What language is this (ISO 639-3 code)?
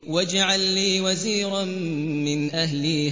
ara